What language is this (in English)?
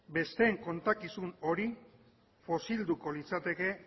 Basque